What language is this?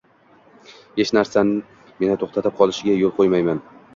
Uzbek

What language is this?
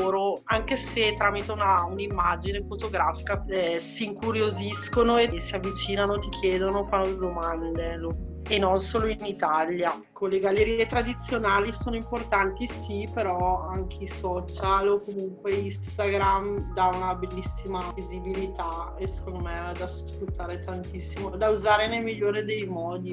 Italian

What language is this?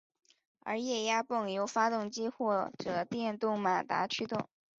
Chinese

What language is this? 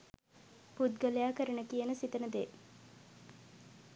Sinhala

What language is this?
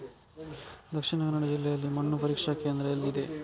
Kannada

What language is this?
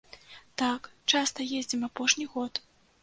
Belarusian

